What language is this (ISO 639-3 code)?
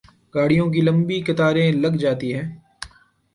urd